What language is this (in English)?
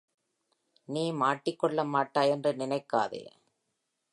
Tamil